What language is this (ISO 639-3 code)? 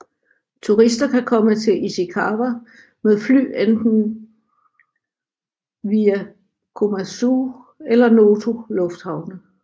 dan